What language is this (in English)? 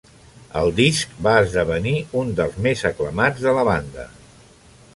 Catalan